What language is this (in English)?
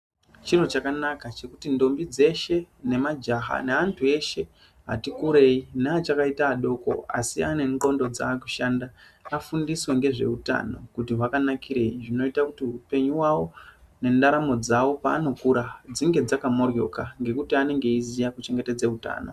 Ndau